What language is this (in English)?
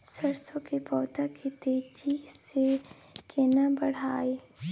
Maithili